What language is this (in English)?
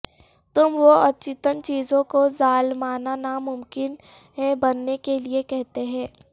Urdu